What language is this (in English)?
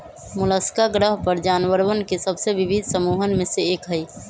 Magahi